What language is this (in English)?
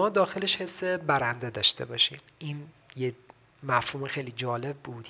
Persian